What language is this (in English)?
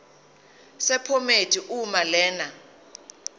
Zulu